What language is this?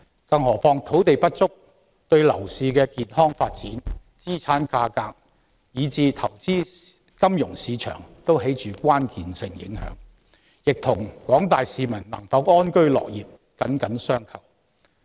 Cantonese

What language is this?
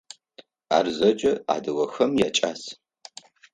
Adyghe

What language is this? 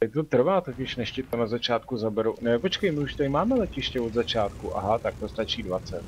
Czech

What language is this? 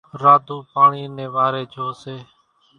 Kachi Koli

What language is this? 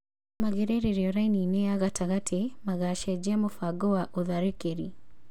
Kikuyu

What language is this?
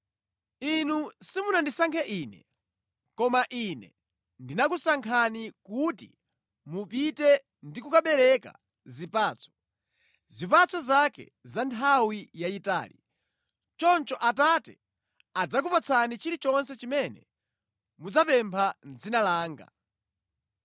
Nyanja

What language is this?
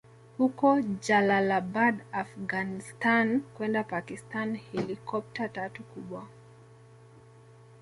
Swahili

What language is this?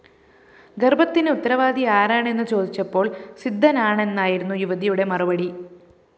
Malayalam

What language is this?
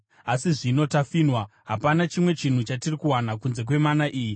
Shona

